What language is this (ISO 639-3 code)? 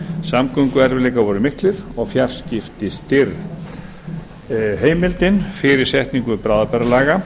isl